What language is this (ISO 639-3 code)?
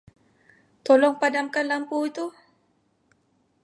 msa